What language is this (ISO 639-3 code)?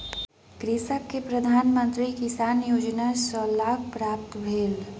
mai